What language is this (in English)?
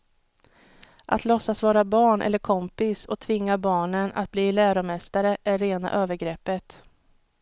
Swedish